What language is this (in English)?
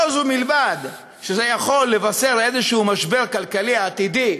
Hebrew